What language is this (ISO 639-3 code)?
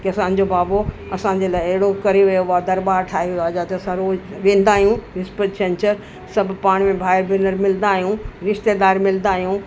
snd